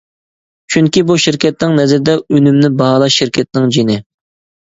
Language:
Uyghur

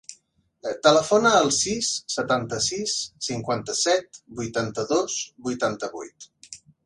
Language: Catalan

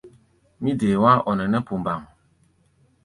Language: Gbaya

